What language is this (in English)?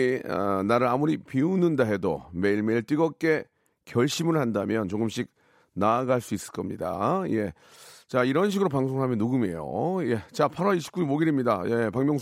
Korean